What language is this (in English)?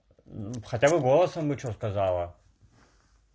Russian